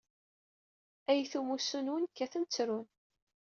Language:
Kabyle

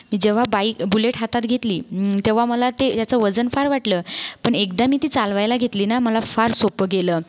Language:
Marathi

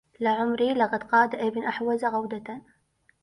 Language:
Arabic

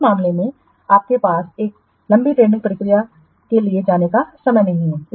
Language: Hindi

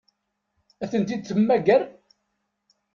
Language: Kabyle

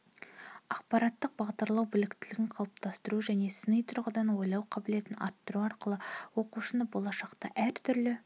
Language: Kazakh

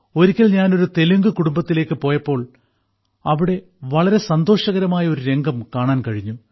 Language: Malayalam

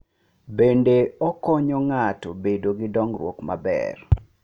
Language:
Luo (Kenya and Tanzania)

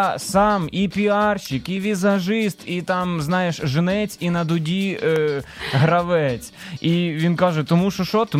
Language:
Ukrainian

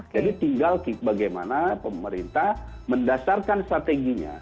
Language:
Indonesian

